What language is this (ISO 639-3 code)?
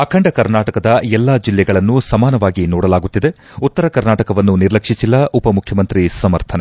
kan